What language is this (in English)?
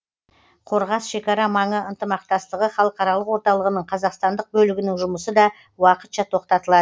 Kazakh